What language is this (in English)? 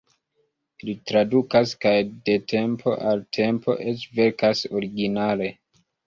Esperanto